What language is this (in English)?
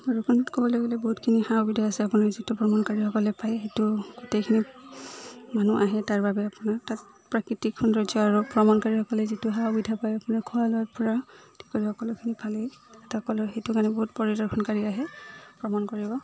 Assamese